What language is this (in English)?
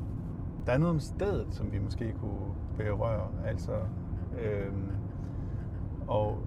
Danish